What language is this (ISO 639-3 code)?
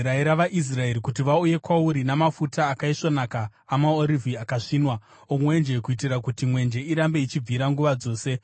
sna